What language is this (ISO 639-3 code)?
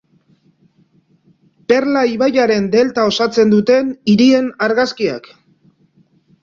eus